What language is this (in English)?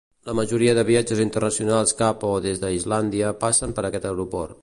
Catalan